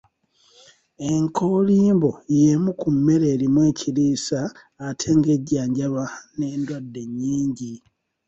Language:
Ganda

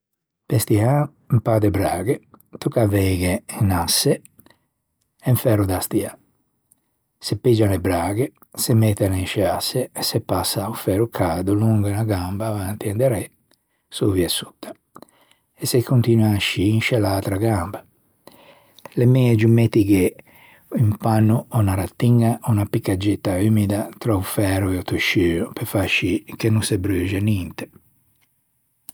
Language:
Ligurian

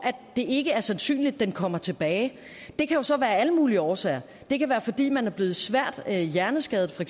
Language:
Danish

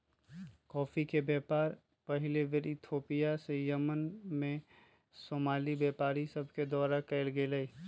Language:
Magahi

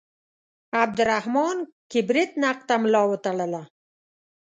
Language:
Pashto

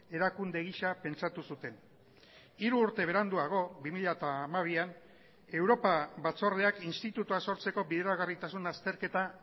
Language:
Basque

